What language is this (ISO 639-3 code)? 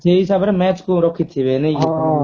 ori